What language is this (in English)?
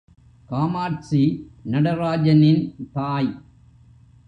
Tamil